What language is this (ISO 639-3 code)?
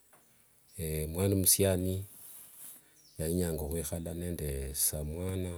lwg